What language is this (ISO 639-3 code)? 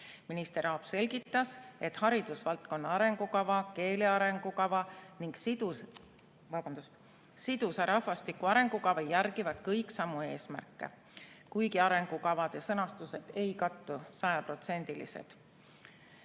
est